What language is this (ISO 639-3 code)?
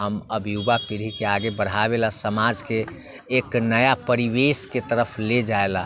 mai